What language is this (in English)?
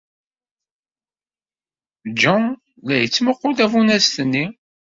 Kabyle